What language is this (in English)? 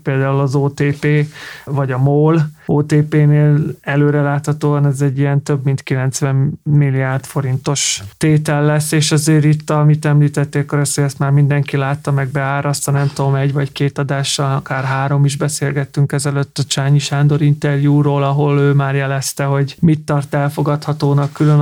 Hungarian